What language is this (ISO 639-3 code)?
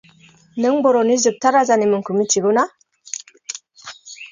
brx